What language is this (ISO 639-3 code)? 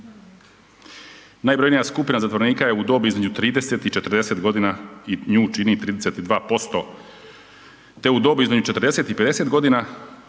hrv